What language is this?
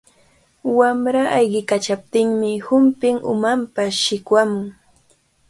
Cajatambo North Lima Quechua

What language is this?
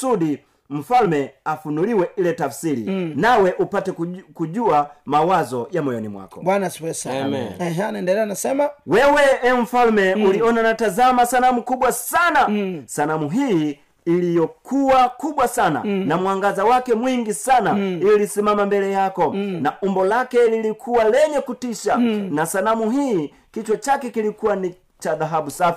Swahili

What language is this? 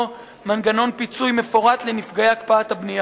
Hebrew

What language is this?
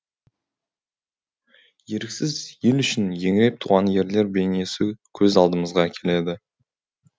Kazakh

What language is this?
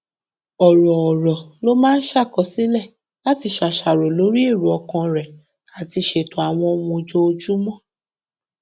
Yoruba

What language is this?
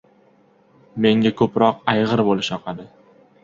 Uzbek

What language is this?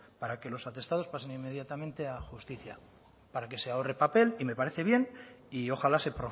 Spanish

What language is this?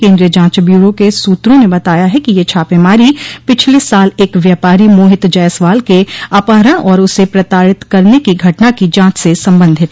Hindi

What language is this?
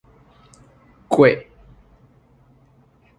Min Nan Chinese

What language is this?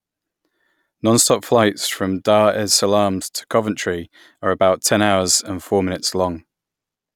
English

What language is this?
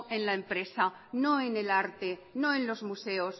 Spanish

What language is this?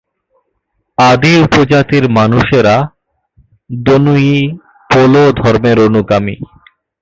Bangla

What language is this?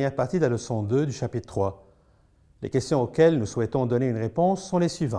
French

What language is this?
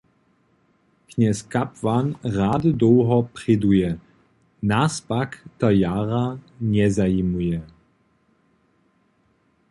Upper Sorbian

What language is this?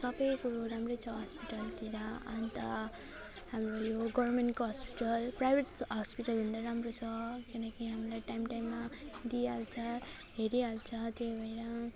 Nepali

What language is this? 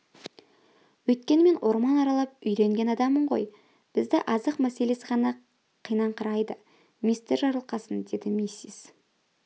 Kazakh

